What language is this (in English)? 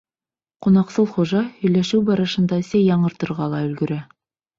Bashkir